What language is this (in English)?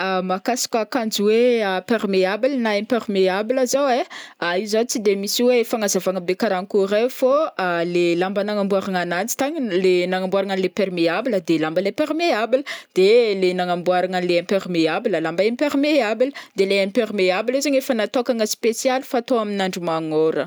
Northern Betsimisaraka Malagasy